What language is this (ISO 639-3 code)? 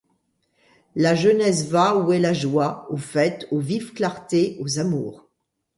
fra